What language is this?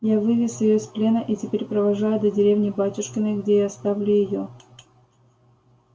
Russian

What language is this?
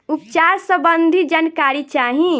Bhojpuri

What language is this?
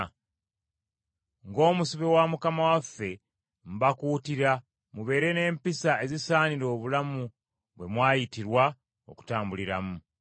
Ganda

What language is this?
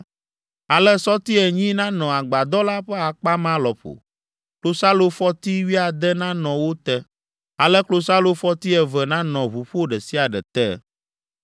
Ewe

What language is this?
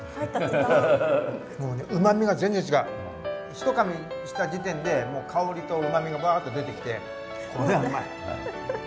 Japanese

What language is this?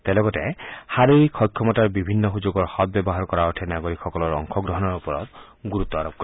Assamese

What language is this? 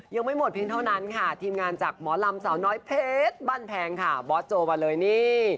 Thai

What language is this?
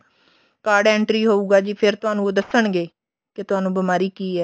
Punjabi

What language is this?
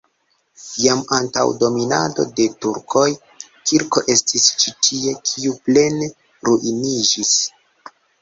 Esperanto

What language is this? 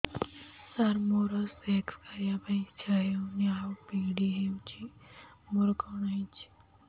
Odia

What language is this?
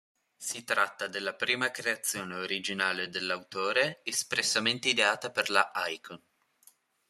Italian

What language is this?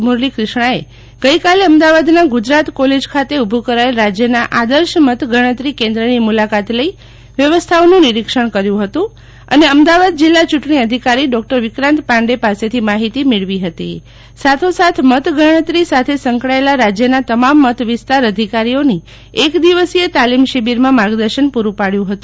Gujarati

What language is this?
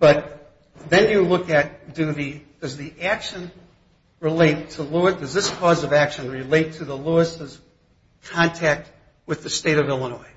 English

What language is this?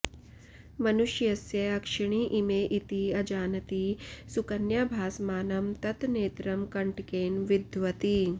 Sanskrit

